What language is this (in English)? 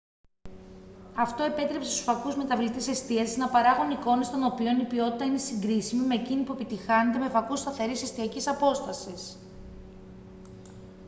Greek